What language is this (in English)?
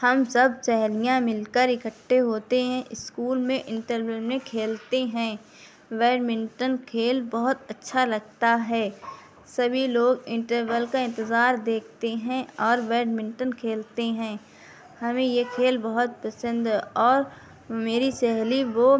Urdu